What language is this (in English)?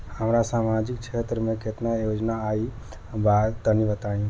Bhojpuri